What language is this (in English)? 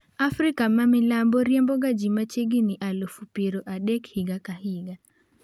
Luo (Kenya and Tanzania)